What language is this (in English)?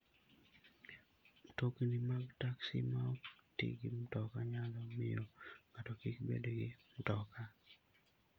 Luo (Kenya and Tanzania)